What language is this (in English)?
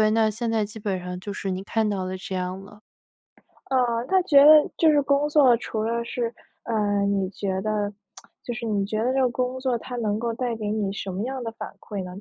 Chinese